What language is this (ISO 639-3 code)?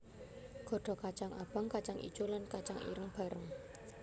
jav